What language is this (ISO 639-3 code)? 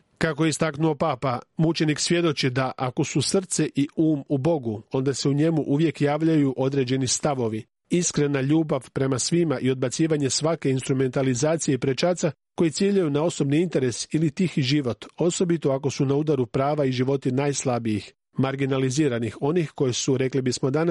hrv